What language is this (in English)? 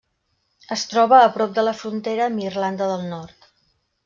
Catalan